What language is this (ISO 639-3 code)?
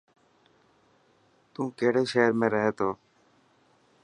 mki